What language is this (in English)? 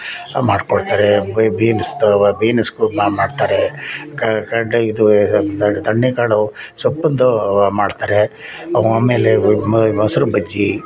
Kannada